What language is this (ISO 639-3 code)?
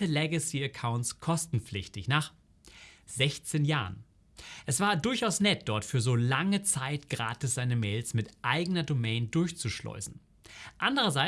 deu